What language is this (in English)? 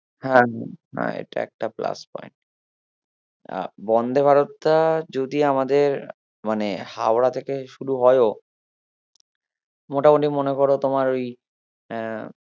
Bangla